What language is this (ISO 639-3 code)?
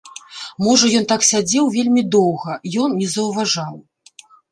bel